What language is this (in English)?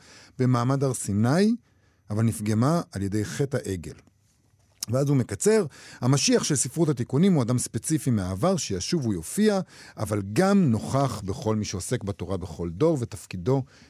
Hebrew